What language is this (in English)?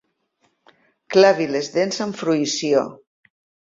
Catalan